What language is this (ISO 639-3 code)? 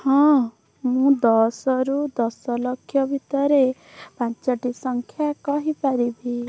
ori